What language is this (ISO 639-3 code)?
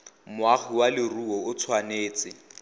tsn